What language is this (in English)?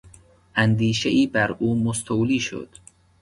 Persian